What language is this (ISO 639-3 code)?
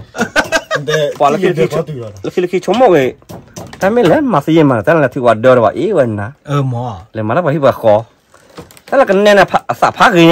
tha